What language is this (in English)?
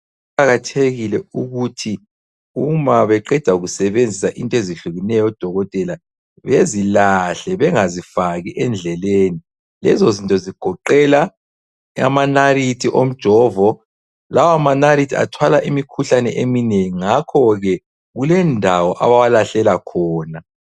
North Ndebele